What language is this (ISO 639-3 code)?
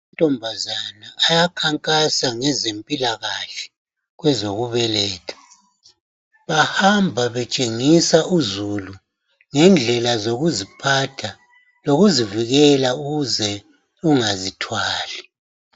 nde